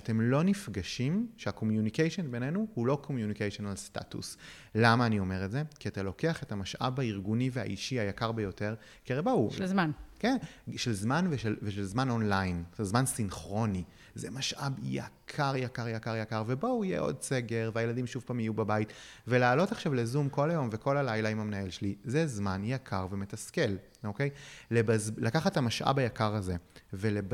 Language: Hebrew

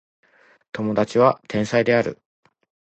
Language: Japanese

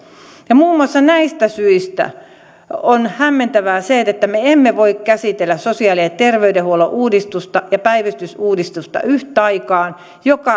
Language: Finnish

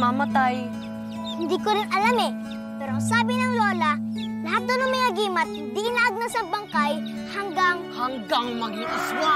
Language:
Filipino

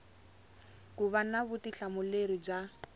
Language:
Tsonga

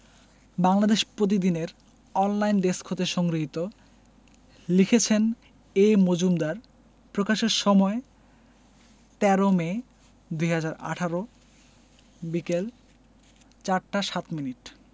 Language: Bangla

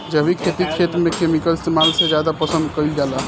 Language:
Bhojpuri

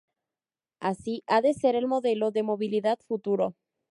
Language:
Spanish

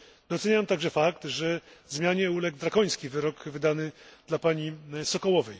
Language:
Polish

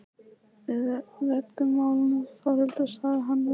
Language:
Icelandic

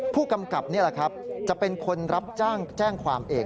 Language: Thai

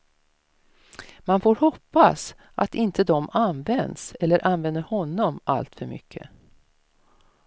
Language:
Swedish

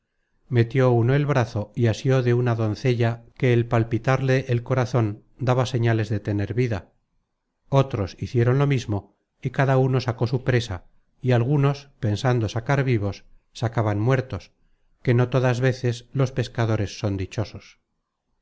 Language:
Spanish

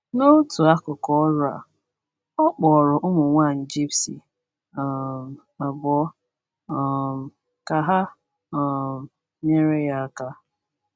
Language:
Igbo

